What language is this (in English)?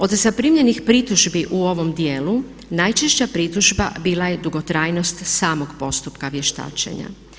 Croatian